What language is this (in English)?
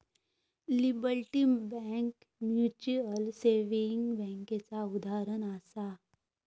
Marathi